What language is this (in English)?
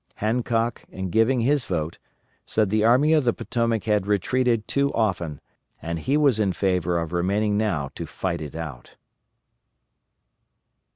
English